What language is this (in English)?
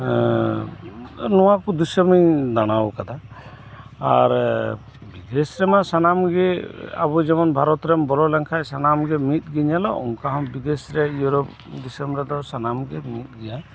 Santali